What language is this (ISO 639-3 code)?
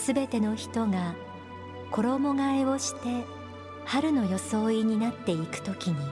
jpn